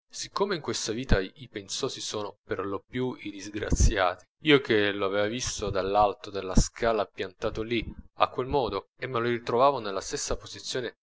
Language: Italian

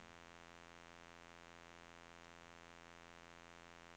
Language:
Swedish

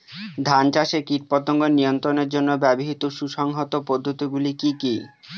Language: Bangla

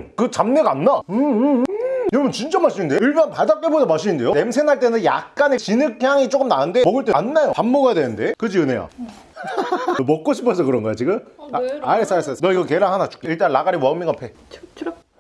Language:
Korean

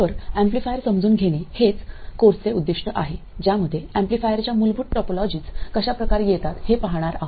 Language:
Marathi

